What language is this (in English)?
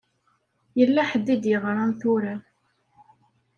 Kabyle